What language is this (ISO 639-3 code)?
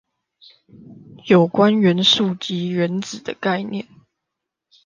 zho